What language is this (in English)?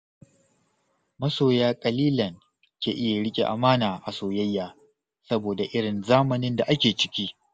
Hausa